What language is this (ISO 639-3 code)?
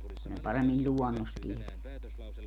fin